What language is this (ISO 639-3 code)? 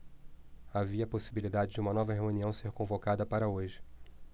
por